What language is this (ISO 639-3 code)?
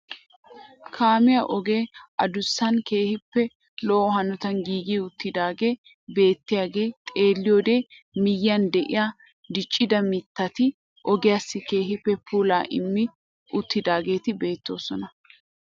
wal